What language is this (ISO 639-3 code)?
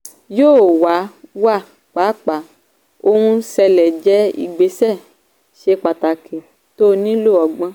yor